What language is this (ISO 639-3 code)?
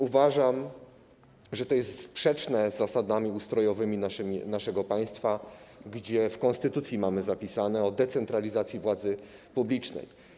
pol